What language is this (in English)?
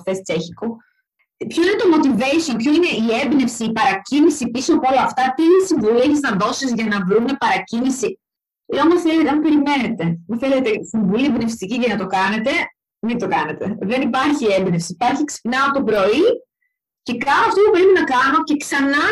Greek